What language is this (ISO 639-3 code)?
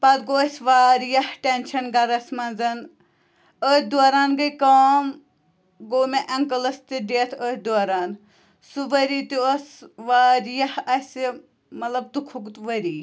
kas